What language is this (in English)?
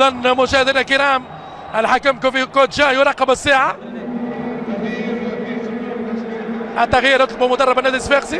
Arabic